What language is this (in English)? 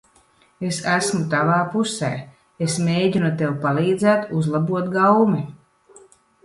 Latvian